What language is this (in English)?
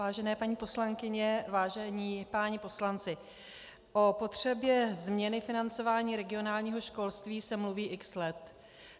Czech